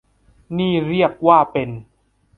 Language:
Thai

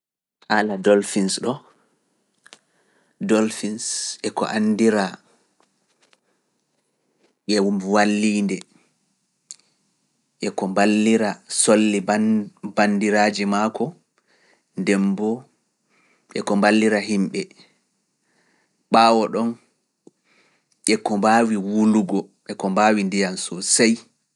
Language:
Fula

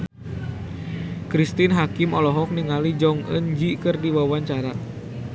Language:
Sundanese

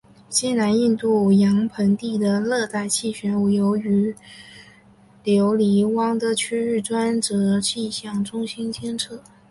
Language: Chinese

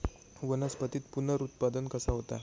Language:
Marathi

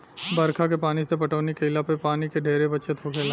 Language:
Bhojpuri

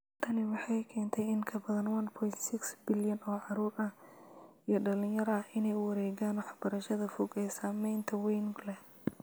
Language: Somali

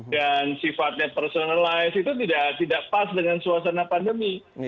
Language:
Indonesian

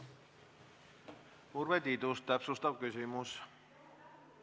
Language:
Estonian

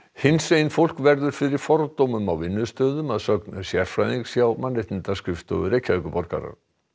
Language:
Icelandic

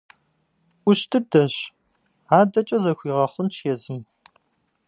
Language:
Kabardian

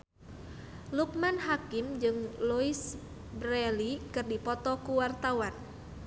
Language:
Sundanese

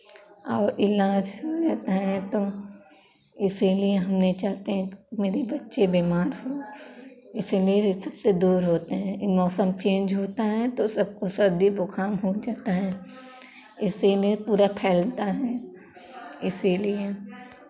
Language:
Hindi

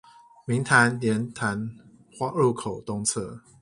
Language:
Chinese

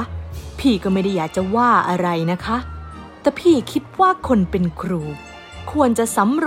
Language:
Thai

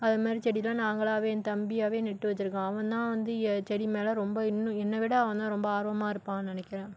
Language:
Tamil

